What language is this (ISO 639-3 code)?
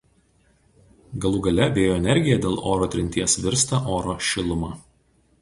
lit